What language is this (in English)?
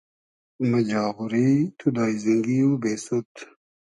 Hazaragi